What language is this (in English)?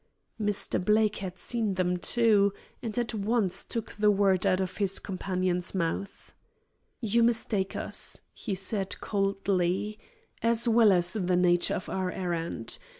English